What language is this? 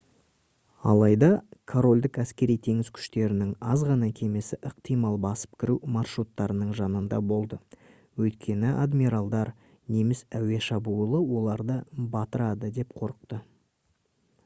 Kazakh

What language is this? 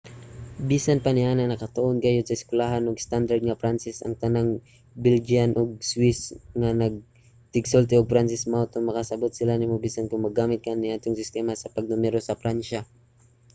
Cebuano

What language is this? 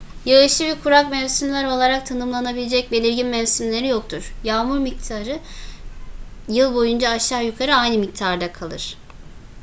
Turkish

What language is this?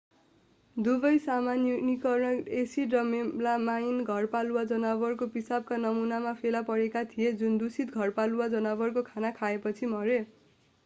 Nepali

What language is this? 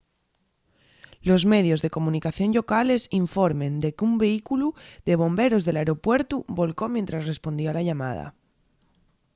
Asturian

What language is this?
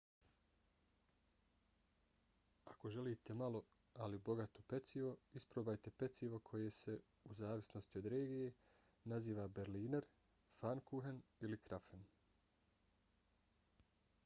Bosnian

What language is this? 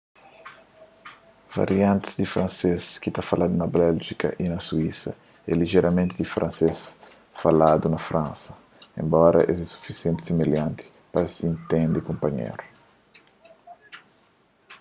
Kabuverdianu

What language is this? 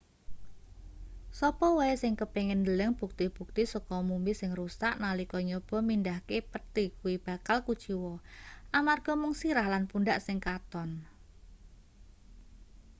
Javanese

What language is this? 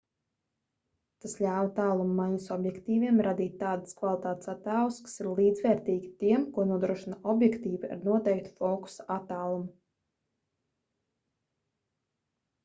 Latvian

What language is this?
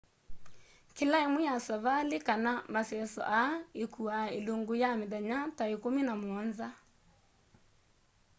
Kamba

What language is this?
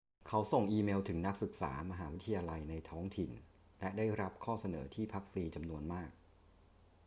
Thai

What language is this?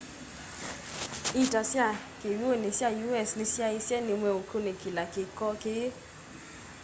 Kamba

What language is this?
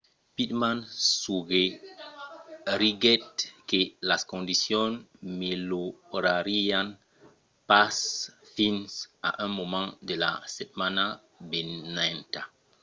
Occitan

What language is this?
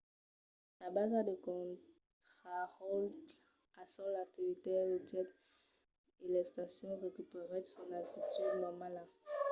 Occitan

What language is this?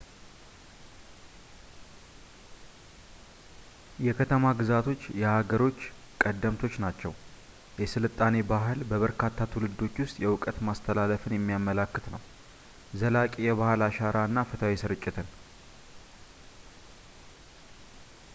Amharic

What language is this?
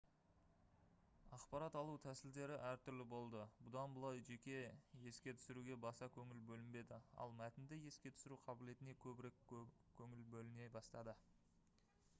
Kazakh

